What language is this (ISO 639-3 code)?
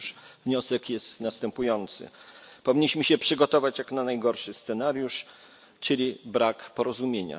pol